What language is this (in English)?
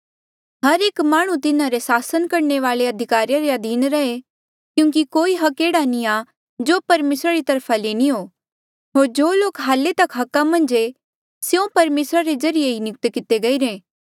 Mandeali